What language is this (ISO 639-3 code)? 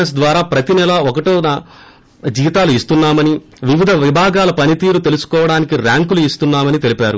tel